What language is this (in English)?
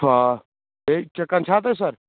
Kashmiri